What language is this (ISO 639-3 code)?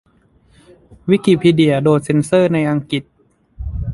tha